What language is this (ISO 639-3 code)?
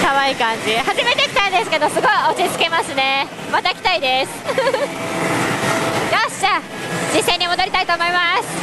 jpn